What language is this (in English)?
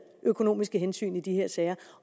Danish